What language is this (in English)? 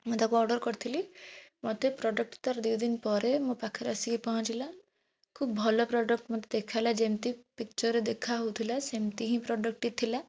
Odia